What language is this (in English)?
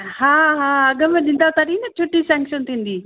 Sindhi